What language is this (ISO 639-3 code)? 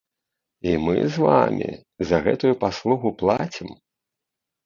bel